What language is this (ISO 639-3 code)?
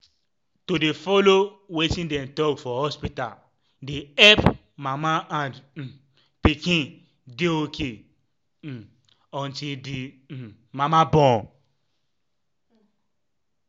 pcm